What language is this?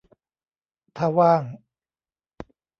Thai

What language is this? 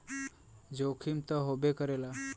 Bhojpuri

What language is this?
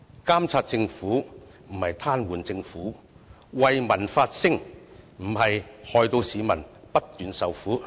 Cantonese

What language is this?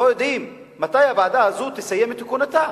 Hebrew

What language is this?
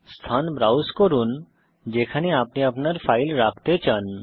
Bangla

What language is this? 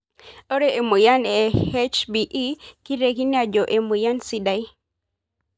Masai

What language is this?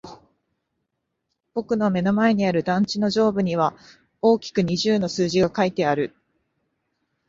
Japanese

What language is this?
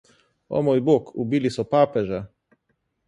Slovenian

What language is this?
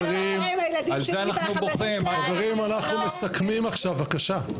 Hebrew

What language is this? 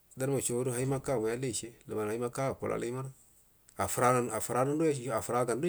Buduma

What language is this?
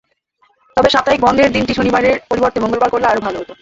Bangla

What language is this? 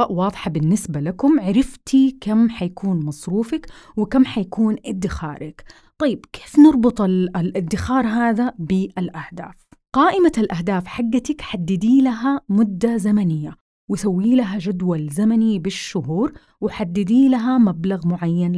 Arabic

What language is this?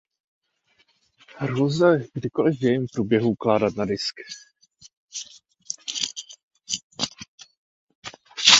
Czech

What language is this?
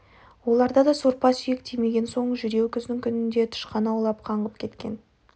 Kazakh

